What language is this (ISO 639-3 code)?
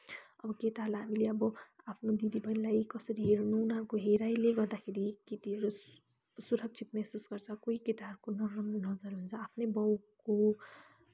nep